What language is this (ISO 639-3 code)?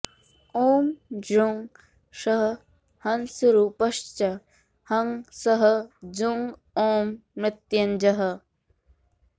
san